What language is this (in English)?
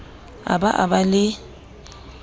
Southern Sotho